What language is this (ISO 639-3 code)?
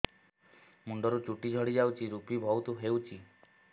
ori